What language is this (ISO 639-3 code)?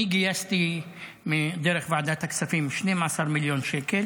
heb